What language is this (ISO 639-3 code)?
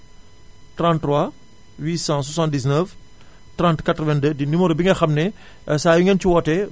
wol